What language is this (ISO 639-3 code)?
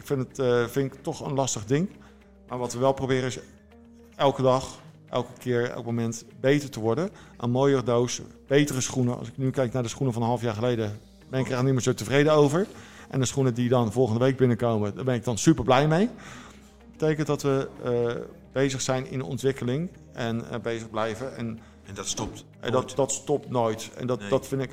nld